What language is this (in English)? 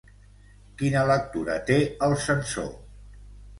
Catalan